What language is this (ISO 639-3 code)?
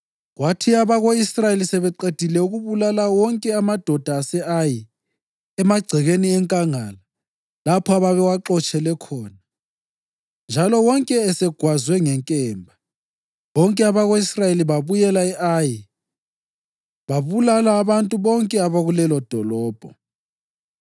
nde